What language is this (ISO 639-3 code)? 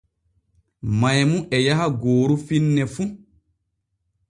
fue